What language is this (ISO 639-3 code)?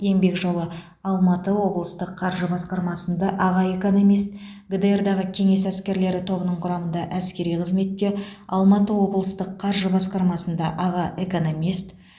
kaz